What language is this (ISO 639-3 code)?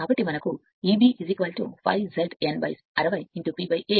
tel